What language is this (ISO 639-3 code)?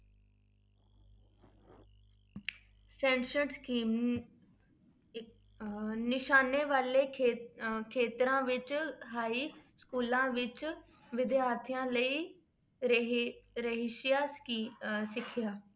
pan